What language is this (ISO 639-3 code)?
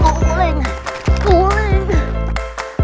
vie